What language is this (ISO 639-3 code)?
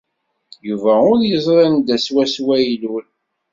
kab